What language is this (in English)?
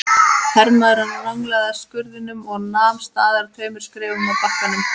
Icelandic